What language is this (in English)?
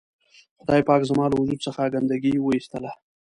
Pashto